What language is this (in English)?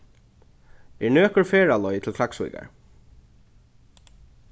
Faroese